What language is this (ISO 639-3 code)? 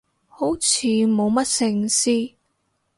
yue